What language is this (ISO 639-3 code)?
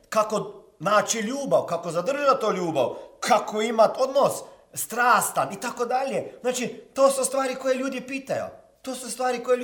hrv